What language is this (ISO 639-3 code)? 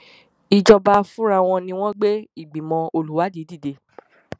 yor